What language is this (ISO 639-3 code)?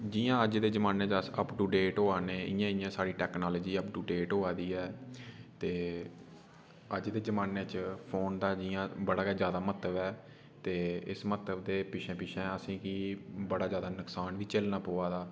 doi